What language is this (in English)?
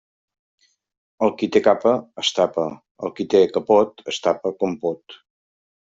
Catalan